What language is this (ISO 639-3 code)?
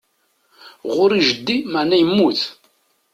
kab